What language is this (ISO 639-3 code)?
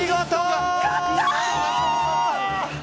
jpn